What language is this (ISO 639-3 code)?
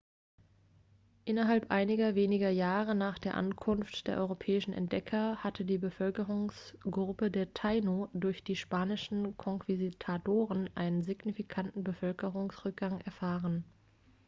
deu